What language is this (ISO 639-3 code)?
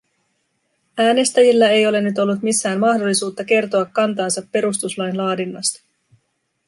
fin